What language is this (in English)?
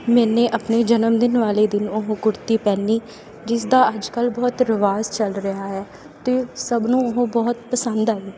Punjabi